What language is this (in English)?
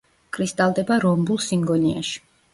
Georgian